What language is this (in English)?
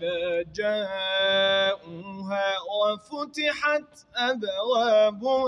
Arabic